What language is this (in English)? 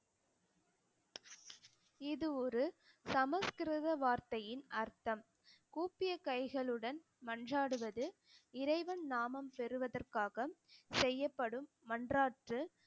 Tamil